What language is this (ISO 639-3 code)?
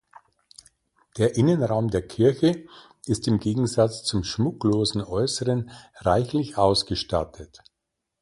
deu